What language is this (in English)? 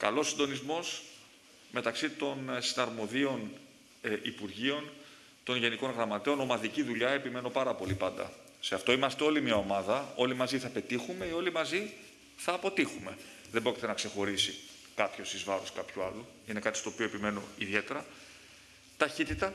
Greek